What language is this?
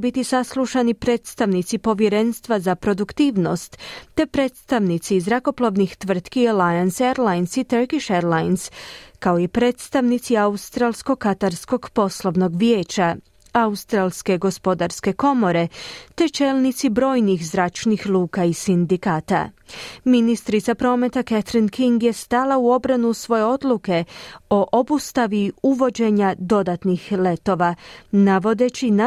Croatian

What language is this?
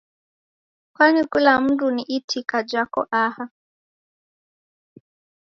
Taita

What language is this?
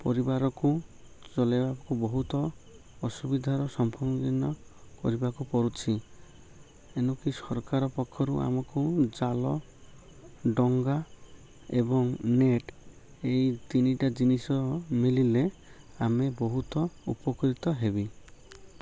Odia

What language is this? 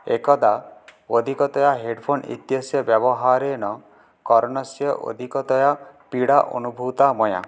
Sanskrit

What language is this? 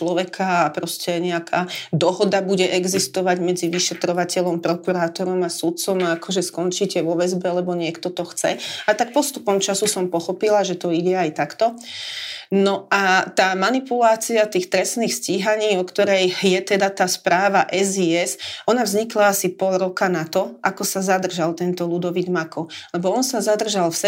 Slovak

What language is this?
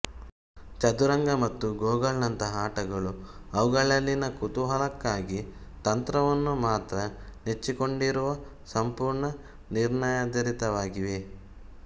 Kannada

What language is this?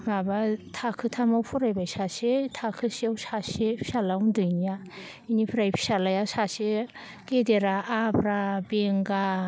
Bodo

